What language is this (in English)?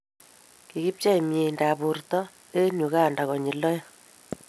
Kalenjin